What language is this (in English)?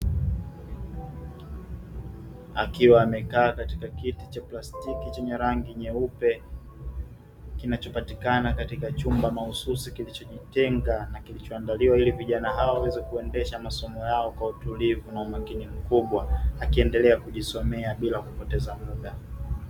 Swahili